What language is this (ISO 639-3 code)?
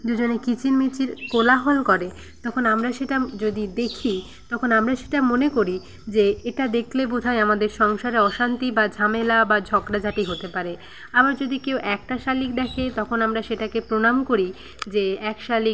ben